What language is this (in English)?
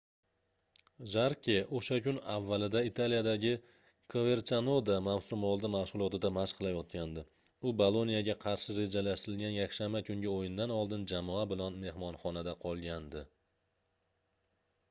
Uzbek